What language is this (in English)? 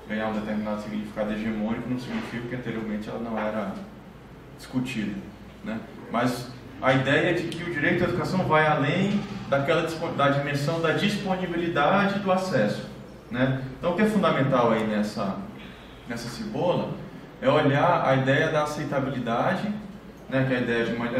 Portuguese